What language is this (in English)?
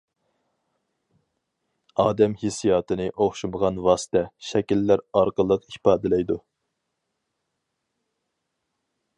Uyghur